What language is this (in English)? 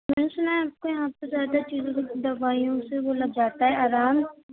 Urdu